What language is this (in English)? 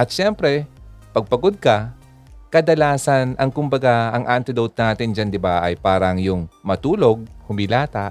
Filipino